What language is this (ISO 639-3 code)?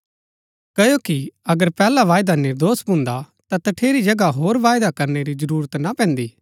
gbk